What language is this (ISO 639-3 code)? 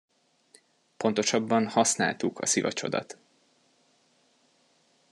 hun